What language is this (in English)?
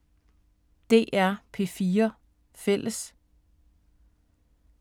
Danish